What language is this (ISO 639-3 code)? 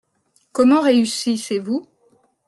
fra